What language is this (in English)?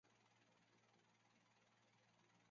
Chinese